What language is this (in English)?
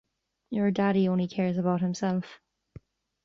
English